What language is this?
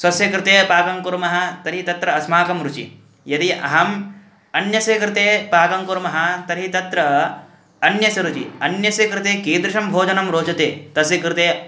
Sanskrit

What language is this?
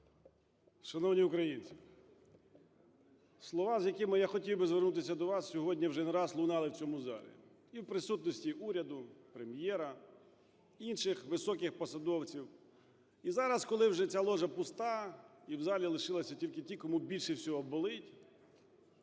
Ukrainian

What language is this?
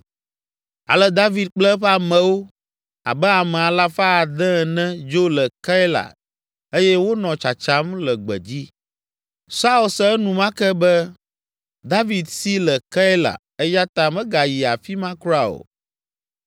Ewe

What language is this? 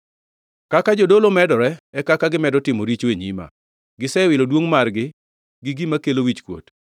Luo (Kenya and Tanzania)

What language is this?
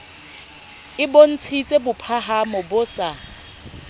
Southern Sotho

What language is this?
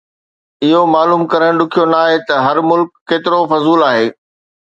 Sindhi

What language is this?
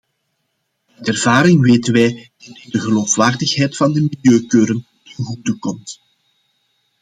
Dutch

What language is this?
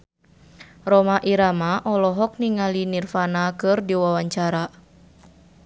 Sundanese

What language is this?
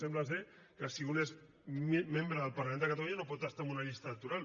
Catalan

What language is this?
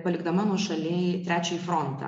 Lithuanian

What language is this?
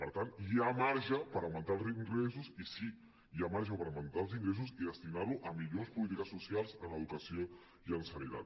Catalan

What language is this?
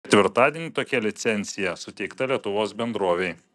Lithuanian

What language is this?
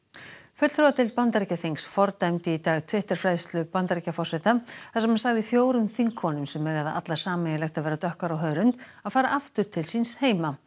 Icelandic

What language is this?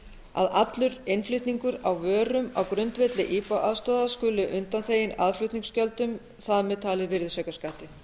Icelandic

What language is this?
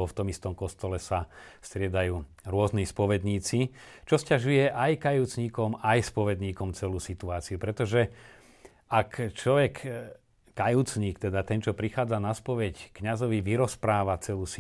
Slovak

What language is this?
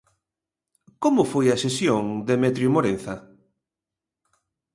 Galician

